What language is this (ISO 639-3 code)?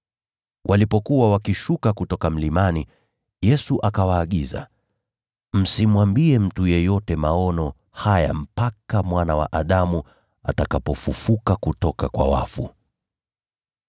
swa